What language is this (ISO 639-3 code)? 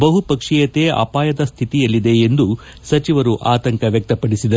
kan